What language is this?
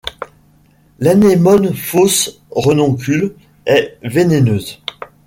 French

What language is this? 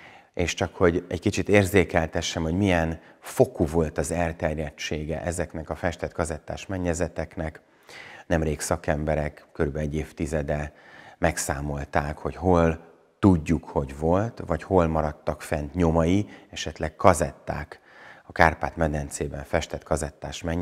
Hungarian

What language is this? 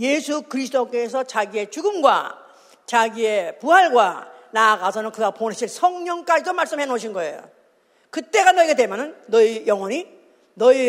Korean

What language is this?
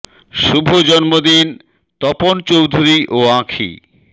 Bangla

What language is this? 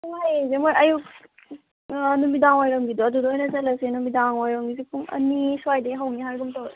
Manipuri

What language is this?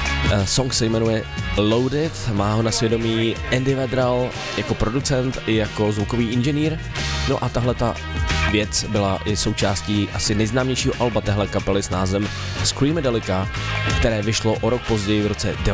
Czech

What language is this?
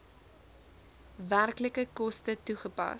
Afrikaans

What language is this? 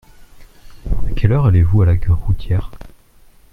French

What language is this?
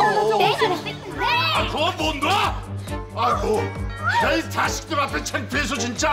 Korean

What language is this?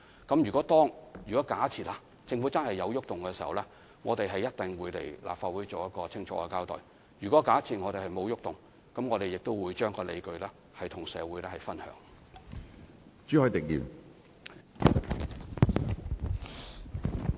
Cantonese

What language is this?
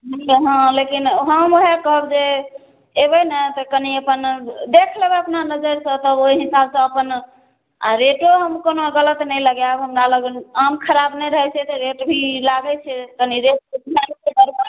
Maithili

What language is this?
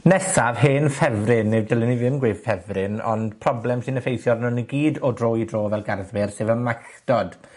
Welsh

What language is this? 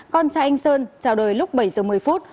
Vietnamese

